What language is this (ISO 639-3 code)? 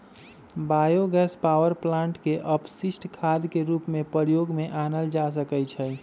mag